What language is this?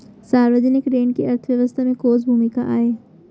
Chhattisgarhi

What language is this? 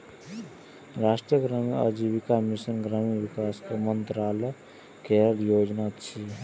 Maithili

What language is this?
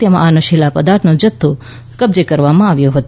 Gujarati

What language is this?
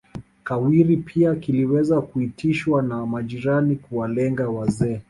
Swahili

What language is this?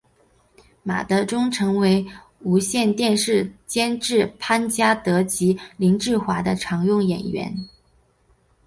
Chinese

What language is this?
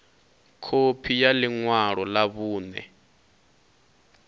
Venda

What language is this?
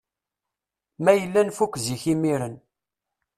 Kabyle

